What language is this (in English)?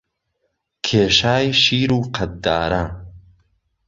Central Kurdish